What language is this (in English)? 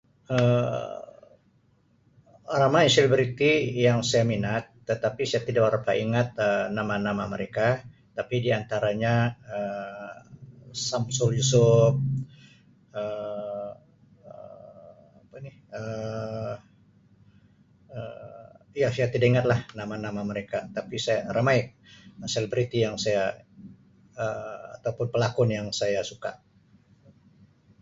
Sabah Malay